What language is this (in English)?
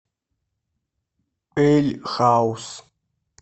Russian